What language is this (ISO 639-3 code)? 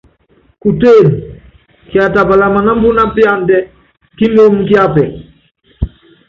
yav